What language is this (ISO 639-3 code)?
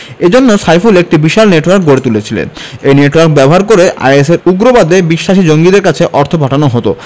ben